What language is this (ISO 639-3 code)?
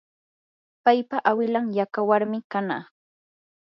qur